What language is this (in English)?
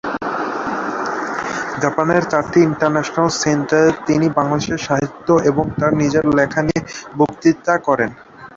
Bangla